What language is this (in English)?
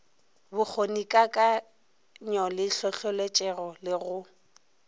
Northern Sotho